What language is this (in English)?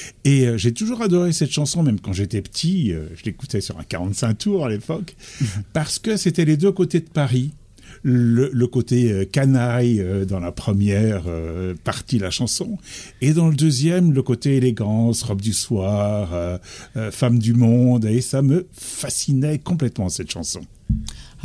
French